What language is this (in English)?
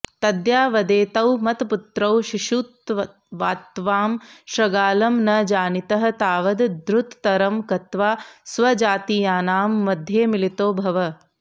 Sanskrit